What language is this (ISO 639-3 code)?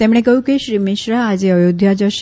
guj